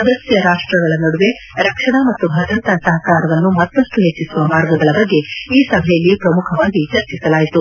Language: Kannada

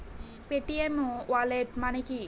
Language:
Bangla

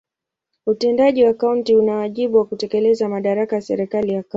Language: Swahili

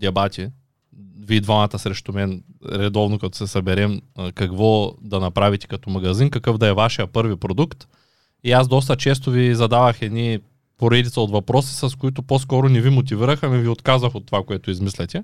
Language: Bulgarian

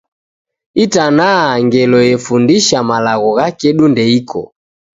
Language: Taita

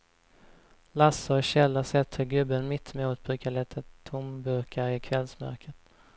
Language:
Swedish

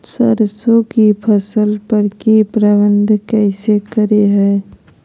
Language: Magahi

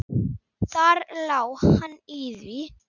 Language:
Icelandic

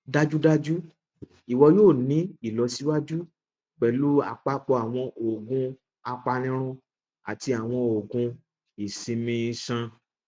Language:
Yoruba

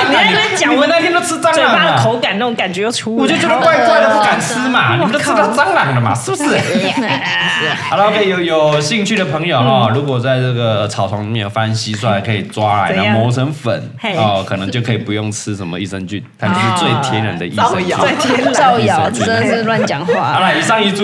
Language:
Chinese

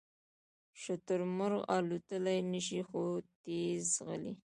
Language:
Pashto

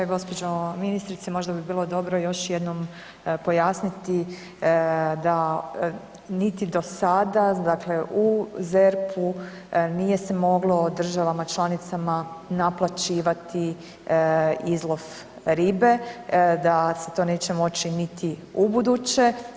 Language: Croatian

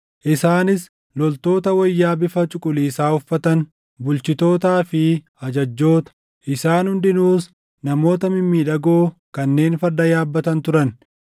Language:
Oromo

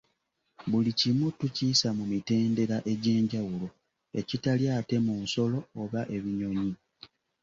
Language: Ganda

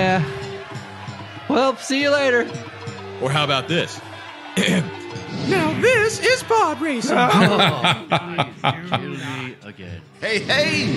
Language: Polish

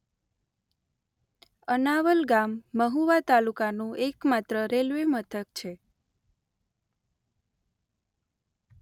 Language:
Gujarati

